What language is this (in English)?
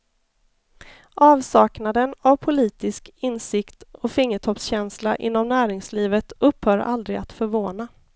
Swedish